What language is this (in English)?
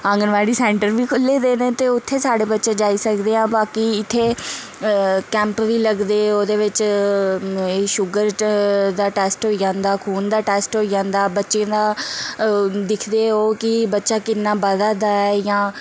Dogri